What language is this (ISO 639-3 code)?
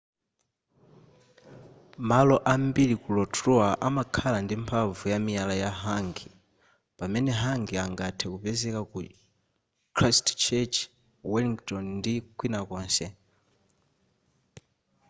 nya